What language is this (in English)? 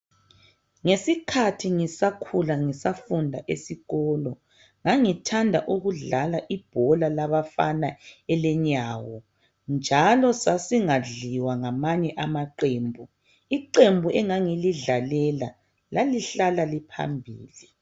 North Ndebele